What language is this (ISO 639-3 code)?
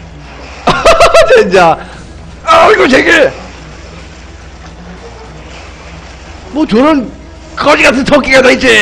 kor